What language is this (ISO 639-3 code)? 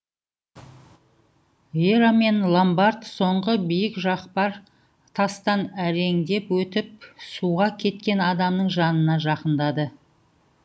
kaz